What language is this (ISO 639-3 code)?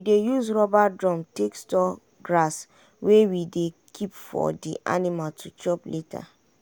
pcm